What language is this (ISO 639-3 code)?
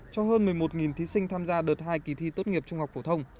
vie